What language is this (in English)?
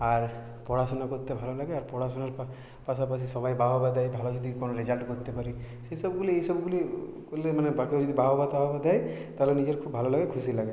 Bangla